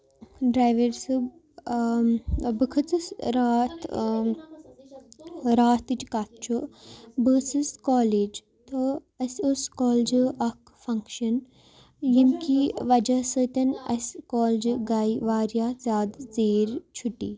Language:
Kashmiri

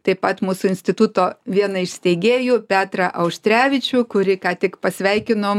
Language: Lithuanian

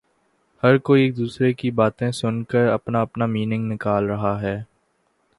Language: Urdu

